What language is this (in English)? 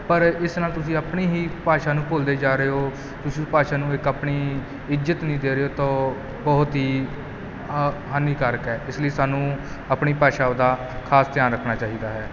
Punjabi